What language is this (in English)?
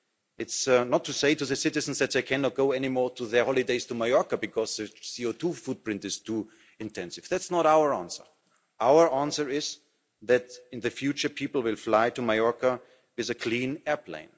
English